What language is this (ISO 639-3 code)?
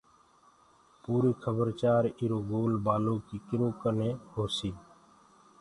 ggg